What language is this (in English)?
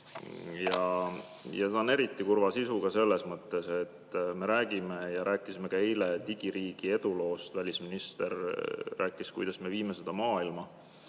Estonian